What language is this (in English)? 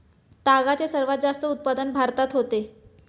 Marathi